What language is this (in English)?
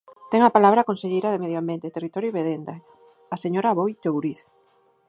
Galician